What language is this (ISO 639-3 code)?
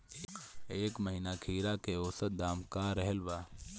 bho